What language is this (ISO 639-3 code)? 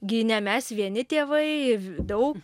lit